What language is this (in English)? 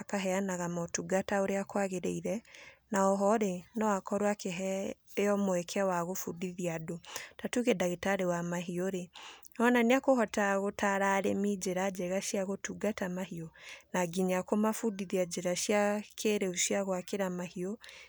Kikuyu